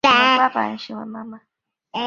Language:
Chinese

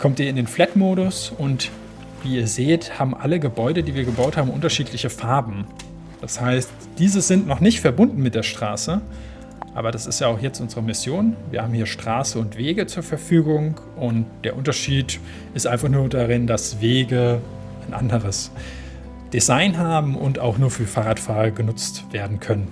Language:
German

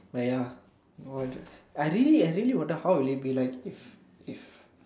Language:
English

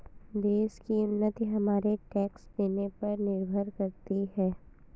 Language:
Hindi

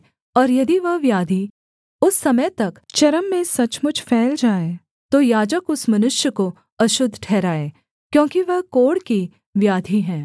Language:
Hindi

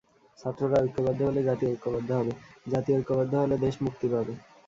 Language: Bangla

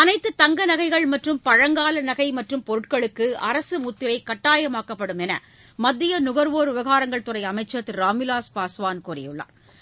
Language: Tamil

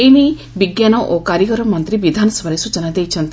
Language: Odia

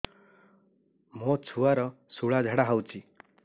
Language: Odia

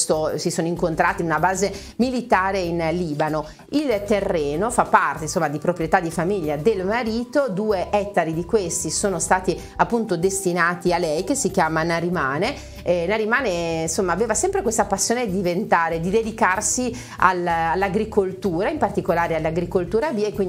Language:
Italian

